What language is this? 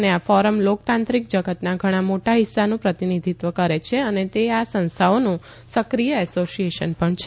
Gujarati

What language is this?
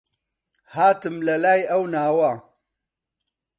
Central Kurdish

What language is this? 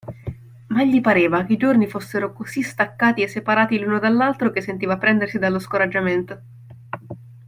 Italian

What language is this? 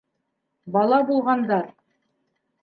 Bashkir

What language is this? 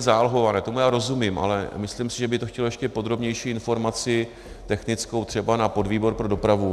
Czech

